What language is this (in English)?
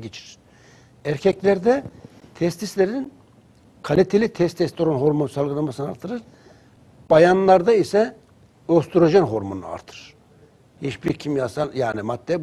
Turkish